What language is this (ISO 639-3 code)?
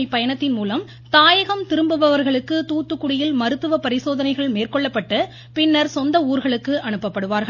tam